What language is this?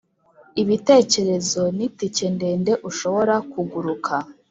Kinyarwanda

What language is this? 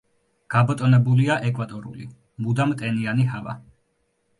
Georgian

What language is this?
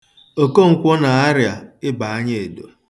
Igbo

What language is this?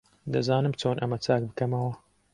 Central Kurdish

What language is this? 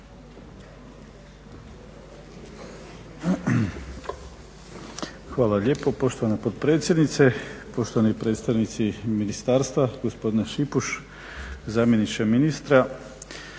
Croatian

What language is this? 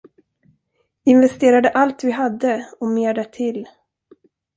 Swedish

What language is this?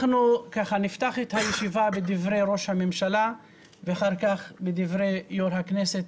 Hebrew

